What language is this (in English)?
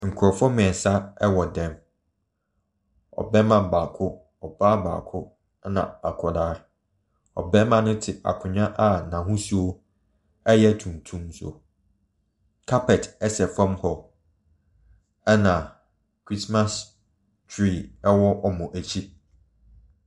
Akan